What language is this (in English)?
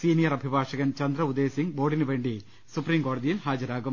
Malayalam